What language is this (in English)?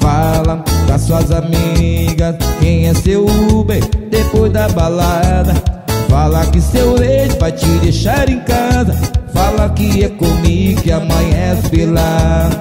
Portuguese